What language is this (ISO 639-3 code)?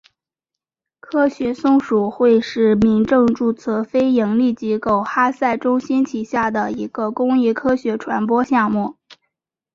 zho